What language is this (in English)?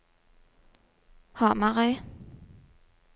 Norwegian